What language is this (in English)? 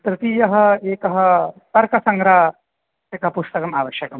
Sanskrit